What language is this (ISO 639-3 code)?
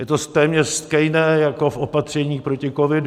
ces